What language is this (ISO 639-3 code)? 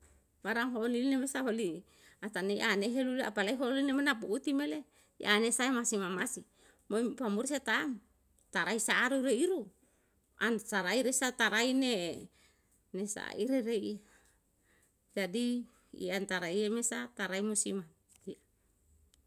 jal